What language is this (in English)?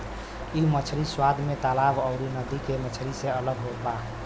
Bhojpuri